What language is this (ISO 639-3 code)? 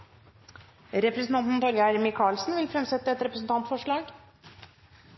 nno